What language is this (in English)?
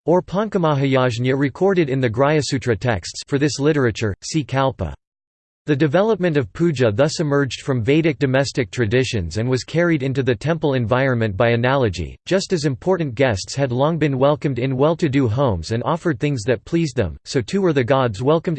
English